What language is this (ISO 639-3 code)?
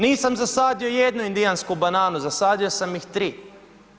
hrv